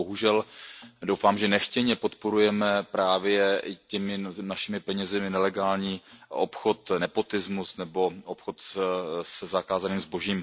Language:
Czech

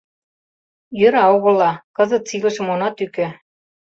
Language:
Mari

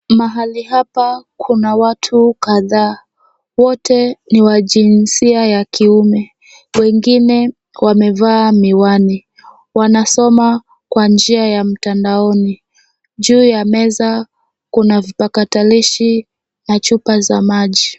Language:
Swahili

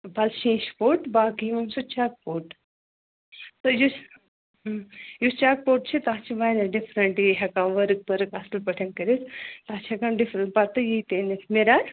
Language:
Kashmiri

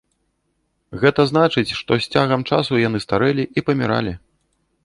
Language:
Belarusian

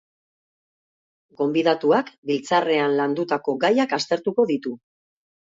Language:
Basque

